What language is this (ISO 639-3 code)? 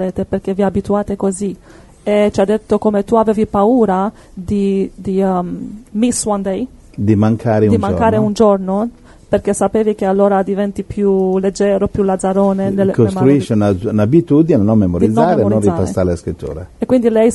ita